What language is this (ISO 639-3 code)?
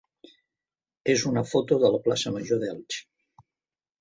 cat